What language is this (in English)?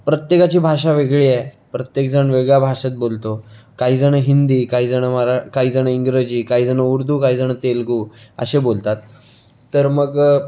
Marathi